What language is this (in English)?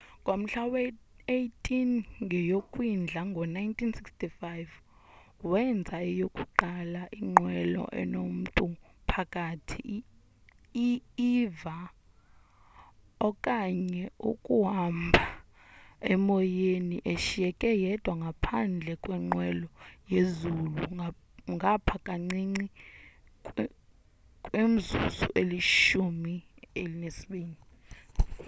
Xhosa